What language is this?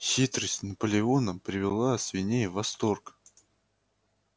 Russian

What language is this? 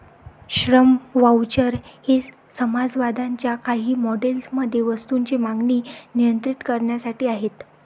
Marathi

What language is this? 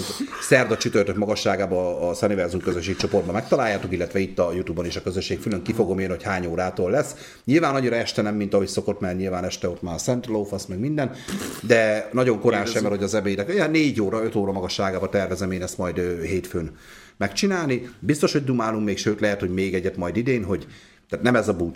Hungarian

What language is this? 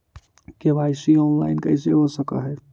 Magahi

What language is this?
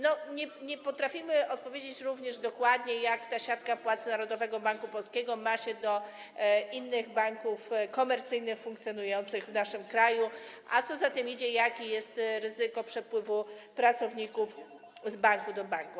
Polish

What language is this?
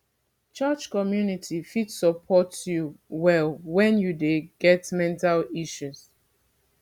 Nigerian Pidgin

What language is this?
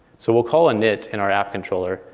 English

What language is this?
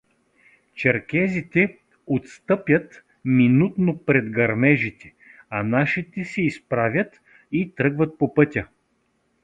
Bulgarian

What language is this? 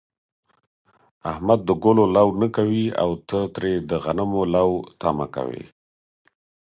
Pashto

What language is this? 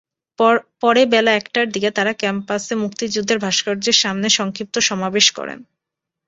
Bangla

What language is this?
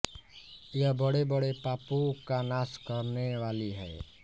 Hindi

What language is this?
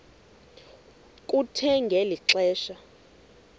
Xhosa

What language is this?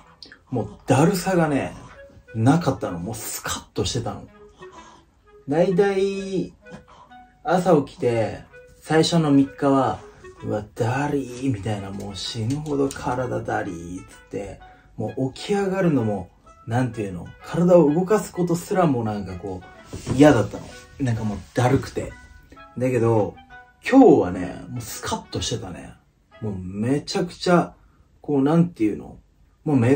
Japanese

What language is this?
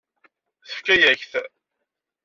Kabyle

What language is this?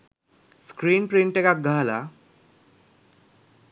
Sinhala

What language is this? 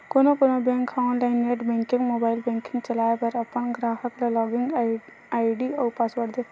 Chhattisgarhi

